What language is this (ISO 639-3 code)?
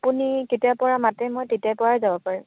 asm